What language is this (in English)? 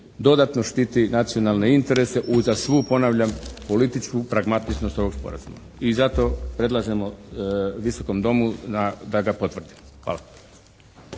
Croatian